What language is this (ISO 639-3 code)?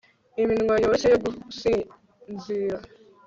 kin